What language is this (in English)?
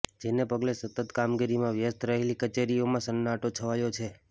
Gujarati